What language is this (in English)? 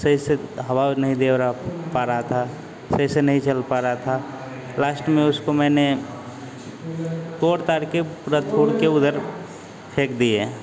Hindi